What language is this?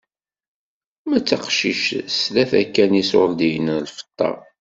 Kabyle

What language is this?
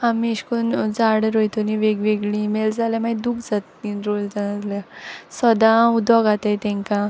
Konkani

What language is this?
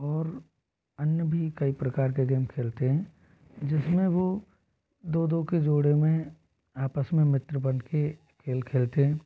Hindi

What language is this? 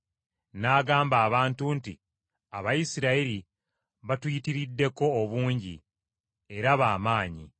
Ganda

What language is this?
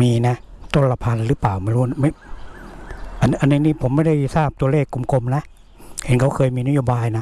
Thai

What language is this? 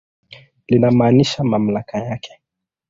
Swahili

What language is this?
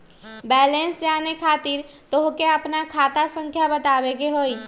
Magahi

